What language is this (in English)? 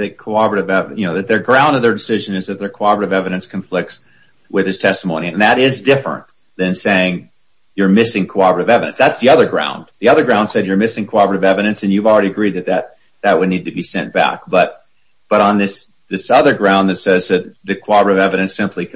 English